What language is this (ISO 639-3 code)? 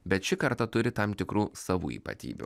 lit